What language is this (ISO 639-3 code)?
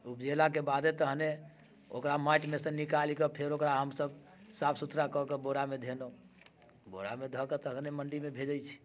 mai